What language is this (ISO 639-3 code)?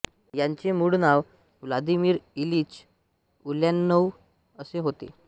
mar